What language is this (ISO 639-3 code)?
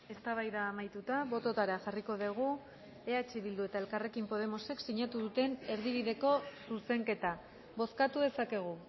eus